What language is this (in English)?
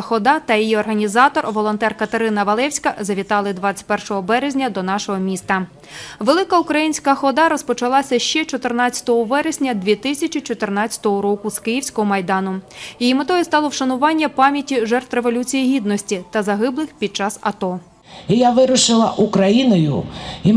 Ukrainian